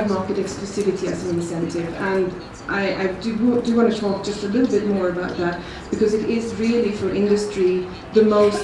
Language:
English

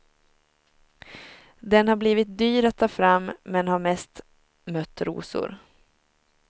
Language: Swedish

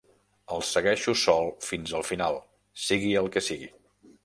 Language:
Catalan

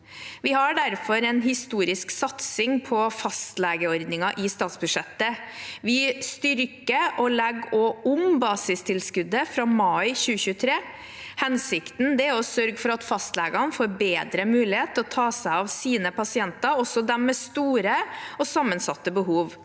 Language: Norwegian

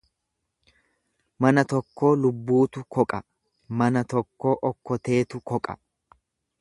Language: Oromo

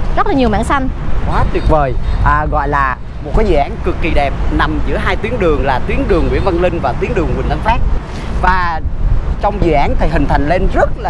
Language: Vietnamese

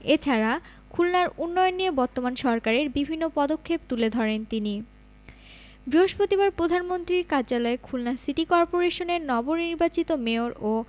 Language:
Bangla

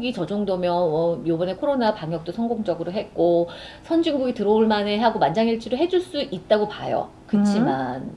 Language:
Korean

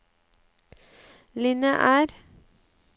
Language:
Norwegian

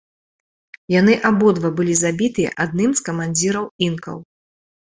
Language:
Belarusian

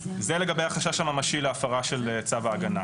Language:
Hebrew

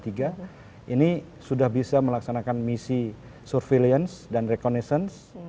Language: Indonesian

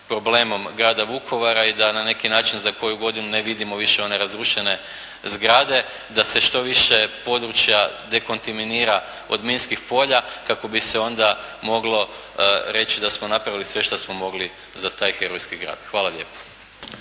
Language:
Croatian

